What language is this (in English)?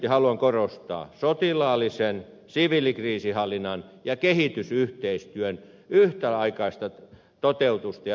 Finnish